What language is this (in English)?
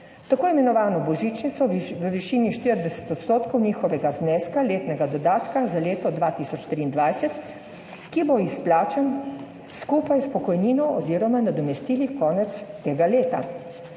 Slovenian